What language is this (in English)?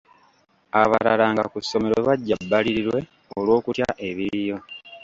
Ganda